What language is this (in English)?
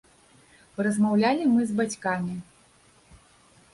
Belarusian